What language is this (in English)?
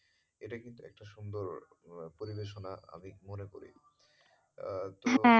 Bangla